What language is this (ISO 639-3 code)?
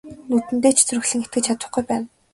mon